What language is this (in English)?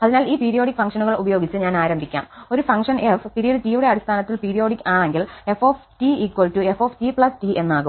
Malayalam